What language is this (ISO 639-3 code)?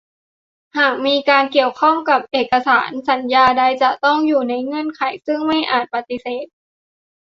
tha